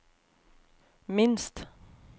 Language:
Norwegian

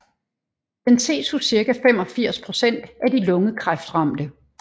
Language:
Danish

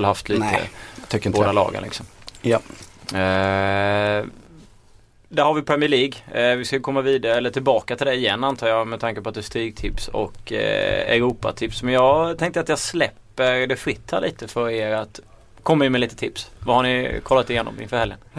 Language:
Swedish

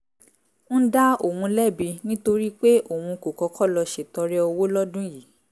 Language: Yoruba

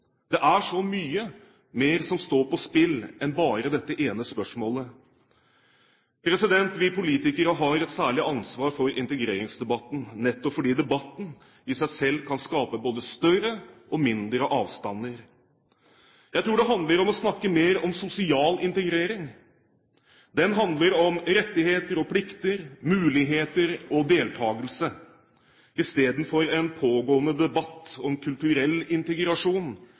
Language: Norwegian Bokmål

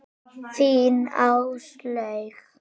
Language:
Icelandic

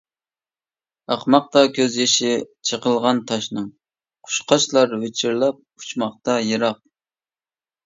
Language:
Uyghur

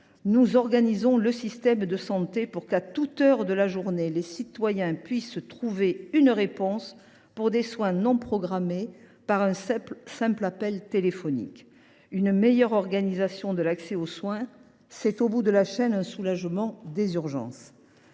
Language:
French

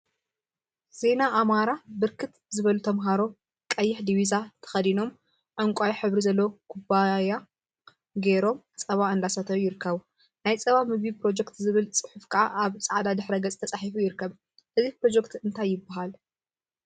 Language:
Tigrinya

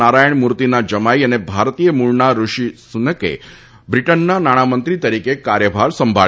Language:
Gujarati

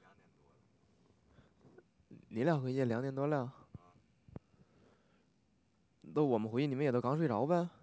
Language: Chinese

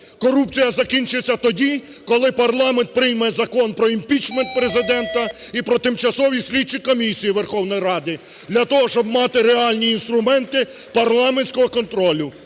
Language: Ukrainian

